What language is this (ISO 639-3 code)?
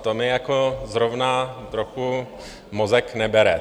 ces